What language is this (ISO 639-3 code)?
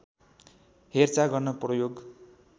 nep